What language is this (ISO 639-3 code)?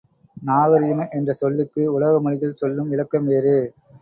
tam